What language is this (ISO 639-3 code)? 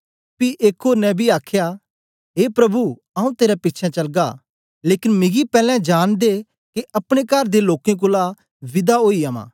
doi